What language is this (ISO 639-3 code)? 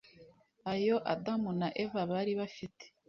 kin